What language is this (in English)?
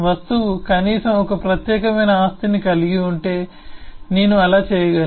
Telugu